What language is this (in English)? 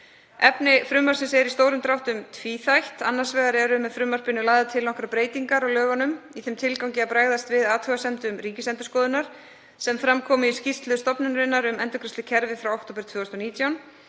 Icelandic